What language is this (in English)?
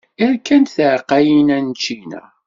Kabyle